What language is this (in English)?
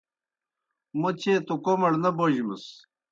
Kohistani Shina